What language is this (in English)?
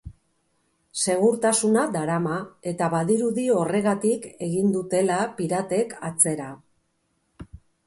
Basque